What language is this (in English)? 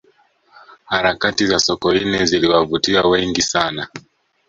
Swahili